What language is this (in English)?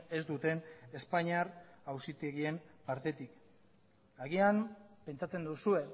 Basque